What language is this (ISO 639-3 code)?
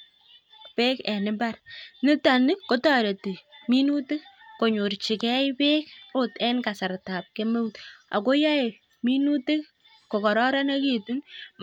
kln